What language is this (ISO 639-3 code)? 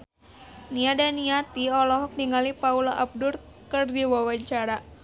sun